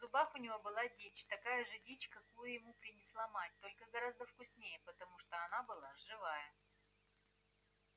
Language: Russian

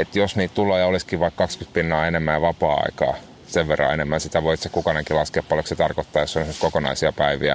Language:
Finnish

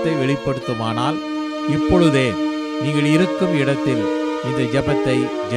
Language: Romanian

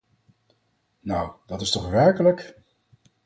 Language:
Dutch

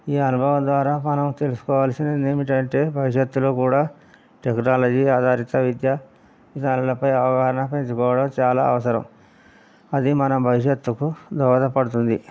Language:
Telugu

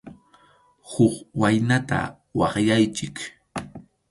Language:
Arequipa-La Unión Quechua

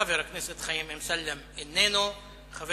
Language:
Hebrew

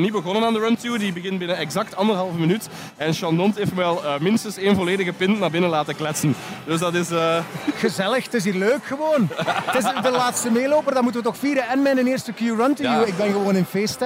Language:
Dutch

